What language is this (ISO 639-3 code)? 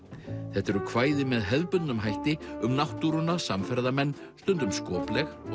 isl